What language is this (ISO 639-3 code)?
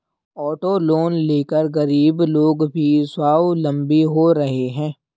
hin